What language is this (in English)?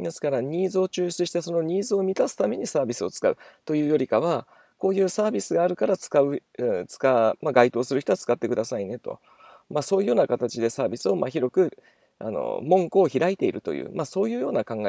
Japanese